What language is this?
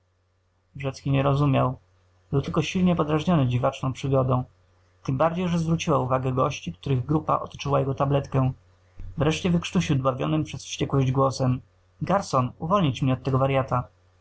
Polish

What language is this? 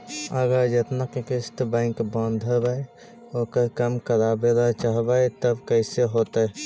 Magahi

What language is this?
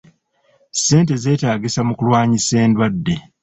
Ganda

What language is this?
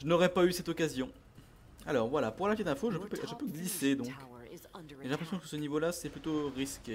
French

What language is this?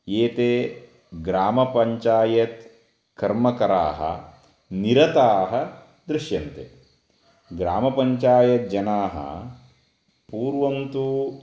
Sanskrit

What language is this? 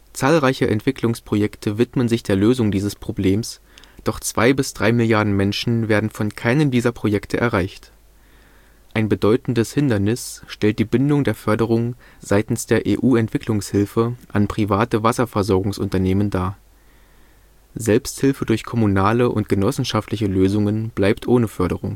German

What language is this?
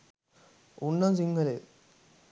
Sinhala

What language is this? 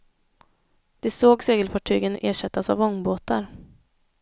Swedish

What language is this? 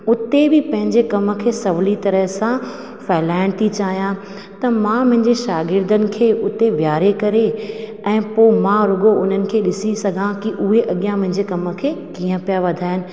Sindhi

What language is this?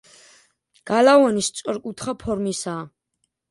Georgian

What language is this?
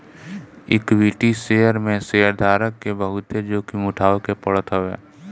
Bhojpuri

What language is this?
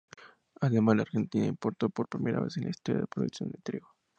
Spanish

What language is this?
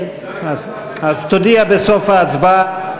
Hebrew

